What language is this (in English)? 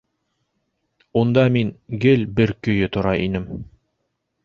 Bashkir